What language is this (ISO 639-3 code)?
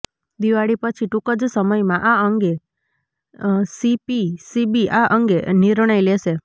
guj